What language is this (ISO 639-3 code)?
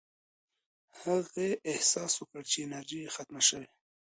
pus